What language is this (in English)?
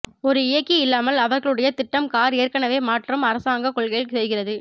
Tamil